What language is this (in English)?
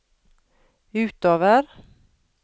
Norwegian